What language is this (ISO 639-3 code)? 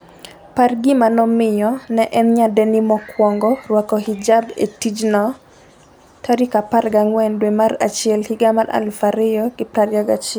luo